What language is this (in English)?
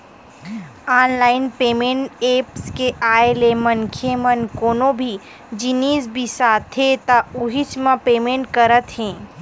Chhattisgarhi